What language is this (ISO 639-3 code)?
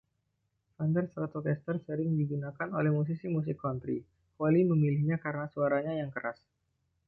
ind